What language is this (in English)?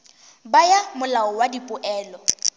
Northern Sotho